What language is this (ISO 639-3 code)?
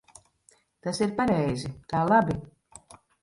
lav